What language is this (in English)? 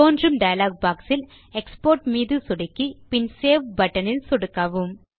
Tamil